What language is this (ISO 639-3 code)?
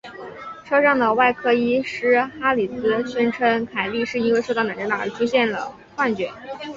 zho